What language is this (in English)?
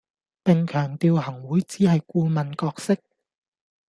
Cantonese